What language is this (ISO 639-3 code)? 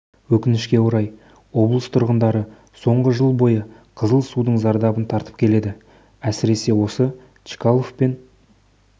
kaz